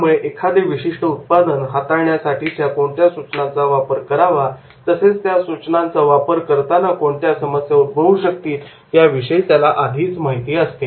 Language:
Marathi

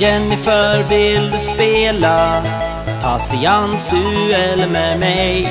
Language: Norwegian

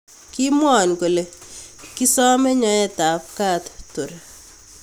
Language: Kalenjin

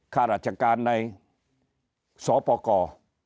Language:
Thai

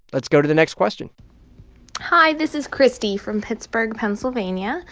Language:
English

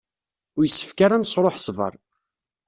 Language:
Kabyle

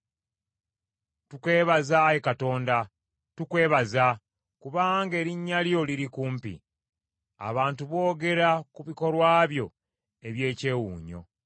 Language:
Ganda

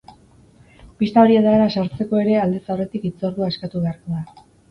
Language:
Basque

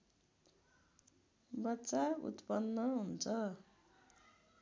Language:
Nepali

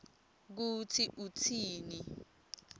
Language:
Swati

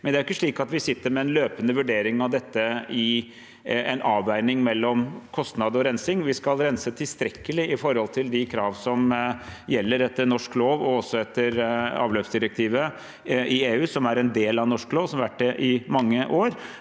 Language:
Norwegian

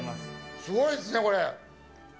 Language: Japanese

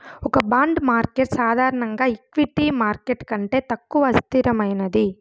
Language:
Telugu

